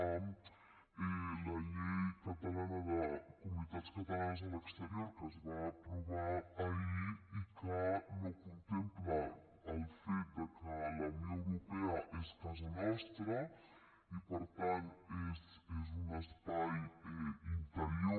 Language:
Catalan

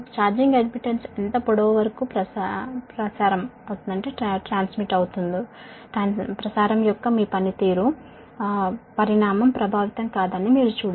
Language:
Telugu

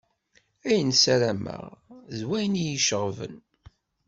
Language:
Kabyle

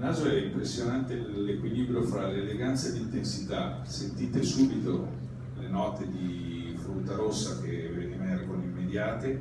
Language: Italian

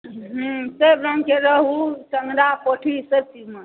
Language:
Maithili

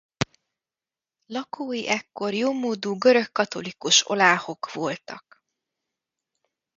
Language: Hungarian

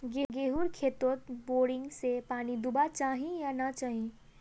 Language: Magahi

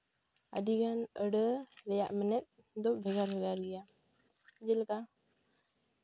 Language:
Santali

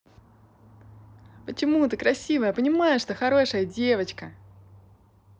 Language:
Russian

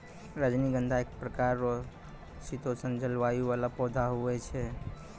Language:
Maithili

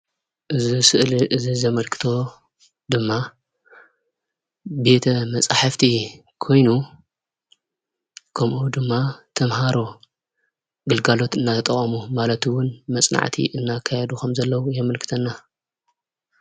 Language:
Tigrinya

